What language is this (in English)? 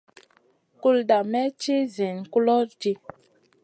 Masana